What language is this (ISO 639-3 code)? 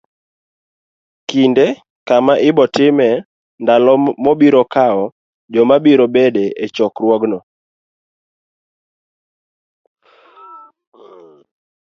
luo